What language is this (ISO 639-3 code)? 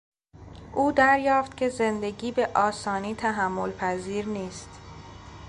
fas